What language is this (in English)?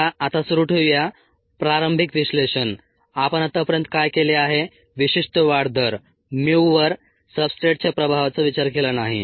Marathi